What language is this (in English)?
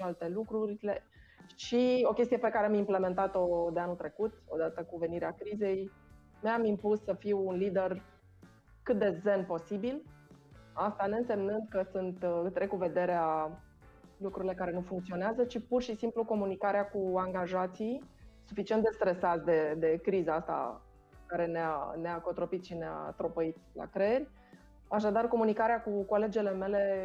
Romanian